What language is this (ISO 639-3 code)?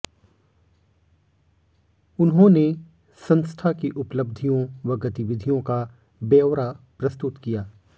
hin